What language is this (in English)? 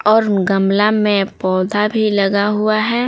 Hindi